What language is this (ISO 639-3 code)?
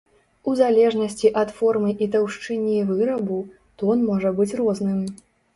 bel